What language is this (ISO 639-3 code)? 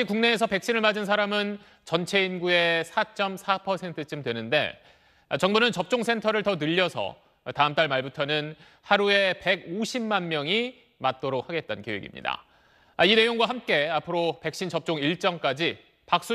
kor